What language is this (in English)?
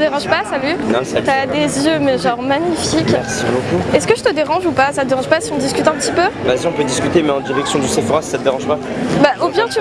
French